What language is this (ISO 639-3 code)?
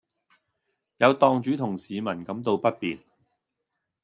yue